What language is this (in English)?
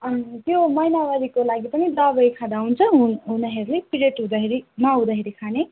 Nepali